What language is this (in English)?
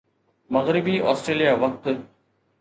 Sindhi